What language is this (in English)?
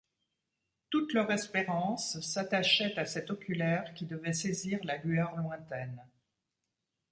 French